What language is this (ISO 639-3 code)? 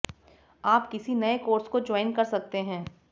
hin